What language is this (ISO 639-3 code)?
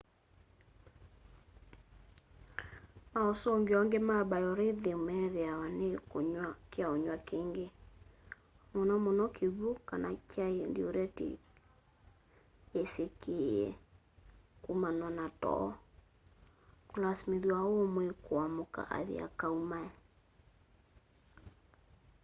kam